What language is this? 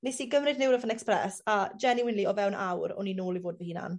Welsh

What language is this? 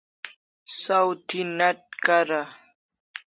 Kalasha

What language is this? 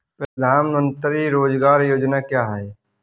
Hindi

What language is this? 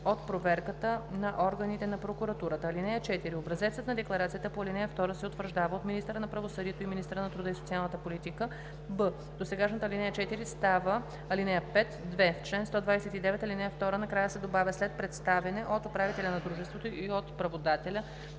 Bulgarian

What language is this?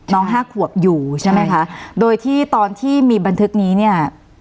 Thai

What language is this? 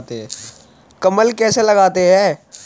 Hindi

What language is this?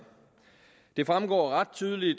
Danish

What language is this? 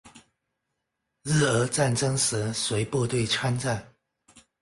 Chinese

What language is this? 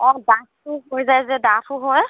Assamese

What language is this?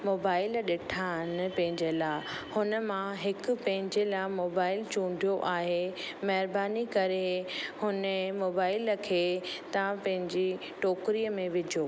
Sindhi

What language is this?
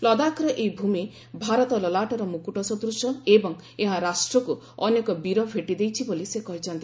Odia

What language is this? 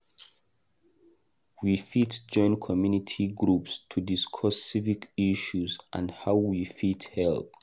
Nigerian Pidgin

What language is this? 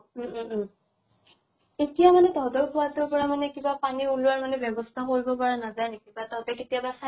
Assamese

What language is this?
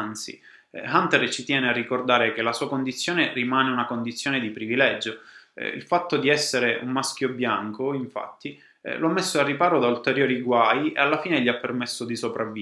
Italian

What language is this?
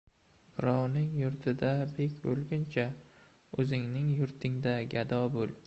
Uzbek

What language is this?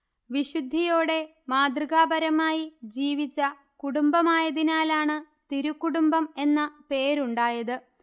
Malayalam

